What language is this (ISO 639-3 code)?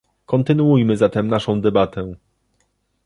pol